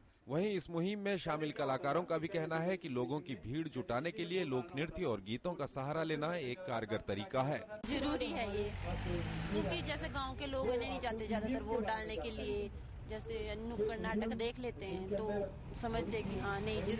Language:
Hindi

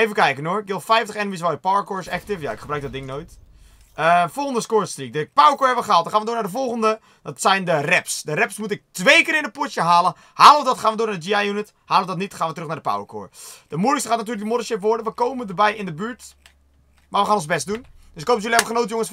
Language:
Dutch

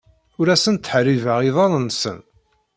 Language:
Kabyle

